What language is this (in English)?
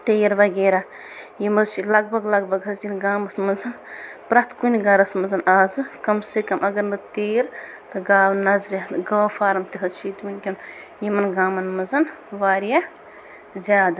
Kashmiri